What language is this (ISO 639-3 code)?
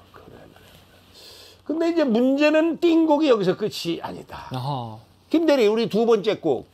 kor